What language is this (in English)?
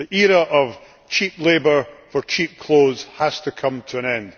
English